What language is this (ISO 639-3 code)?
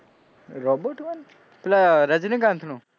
guj